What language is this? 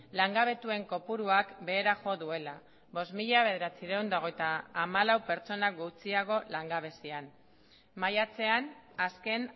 Basque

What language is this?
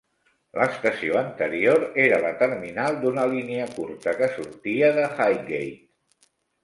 Catalan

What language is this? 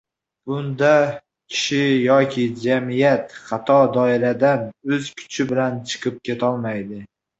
Uzbek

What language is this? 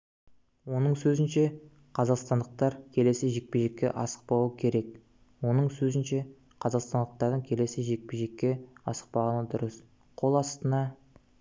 Kazakh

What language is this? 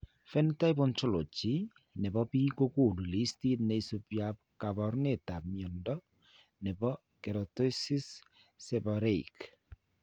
Kalenjin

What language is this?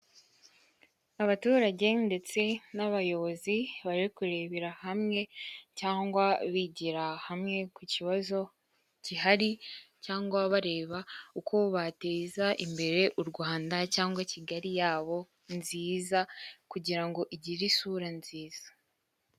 Kinyarwanda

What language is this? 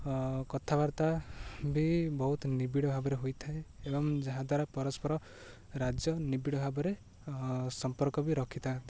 Odia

